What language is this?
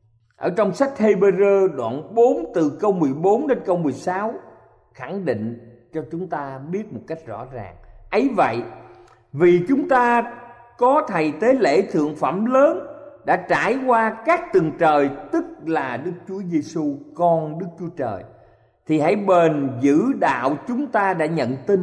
Vietnamese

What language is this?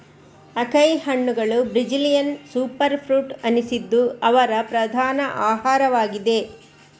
Kannada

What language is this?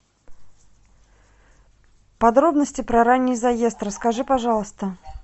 Russian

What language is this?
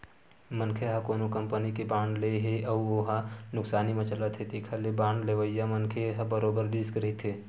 Chhattisgarhi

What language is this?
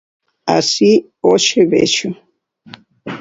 Galician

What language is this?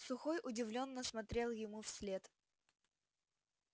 Russian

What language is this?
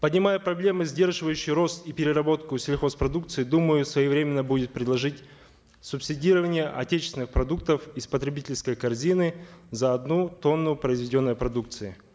Kazakh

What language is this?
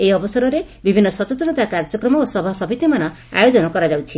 Odia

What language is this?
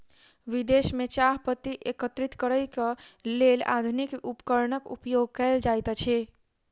Maithili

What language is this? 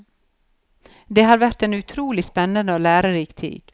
Norwegian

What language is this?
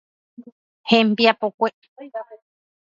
Guarani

